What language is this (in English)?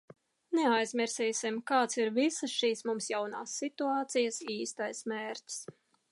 Latvian